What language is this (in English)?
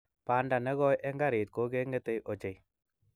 Kalenjin